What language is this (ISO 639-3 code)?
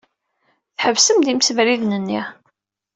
kab